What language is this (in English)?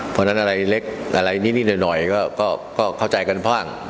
Thai